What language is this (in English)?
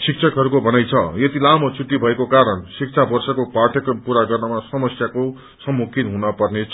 Nepali